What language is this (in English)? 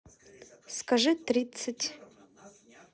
Russian